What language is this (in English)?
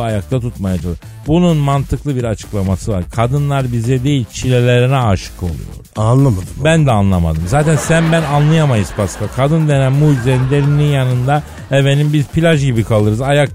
Turkish